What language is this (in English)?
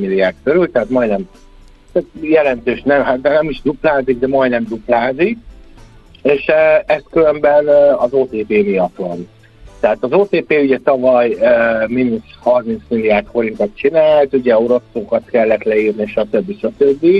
Hungarian